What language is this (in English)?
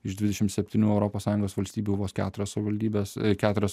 Lithuanian